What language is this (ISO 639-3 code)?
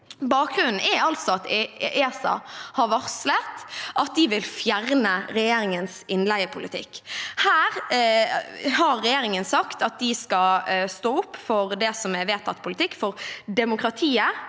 nor